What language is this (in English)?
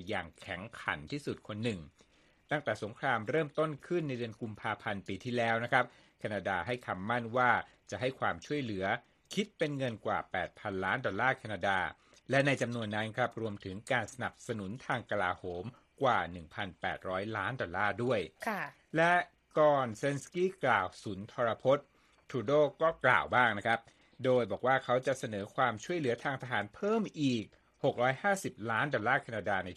Thai